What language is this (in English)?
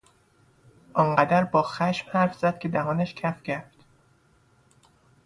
Persian